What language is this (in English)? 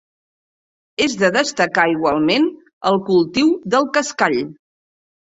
Catalan